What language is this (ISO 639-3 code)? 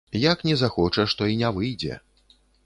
bel